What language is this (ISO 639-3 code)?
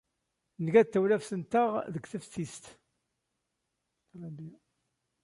kab